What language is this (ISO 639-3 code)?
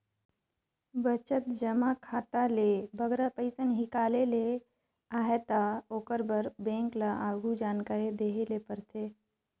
hne